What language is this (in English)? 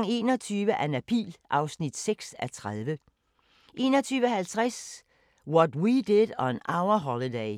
Danish